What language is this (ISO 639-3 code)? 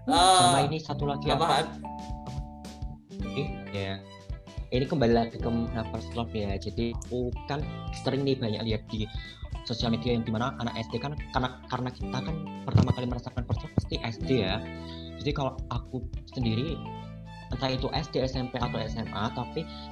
ind